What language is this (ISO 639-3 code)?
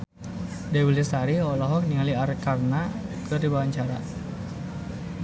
sun